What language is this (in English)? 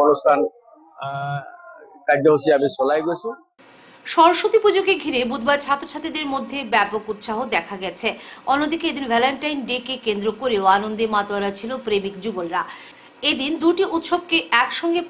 Bangla